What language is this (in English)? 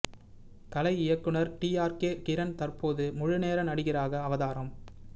Tamil